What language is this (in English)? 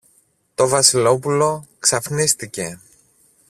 Greek